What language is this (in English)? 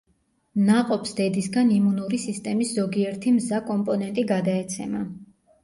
Georgian